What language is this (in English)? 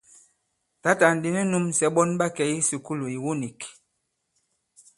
Bankon